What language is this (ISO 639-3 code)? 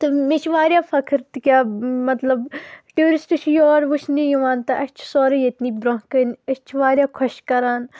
kas